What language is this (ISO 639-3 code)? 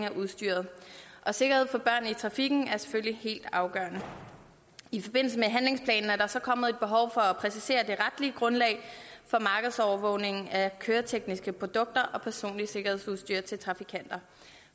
dan